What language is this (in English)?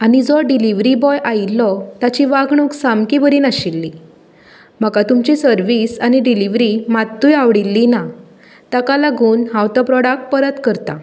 Konkani